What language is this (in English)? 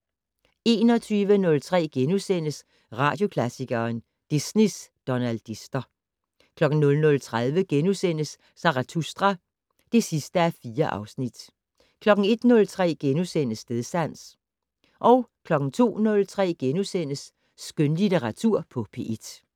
Danish